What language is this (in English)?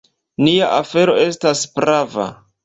Esperanto